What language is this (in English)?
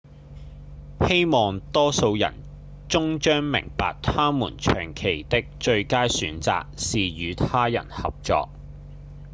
Cantonese